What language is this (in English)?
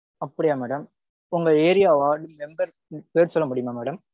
Tamil